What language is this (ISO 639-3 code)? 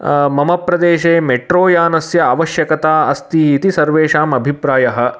san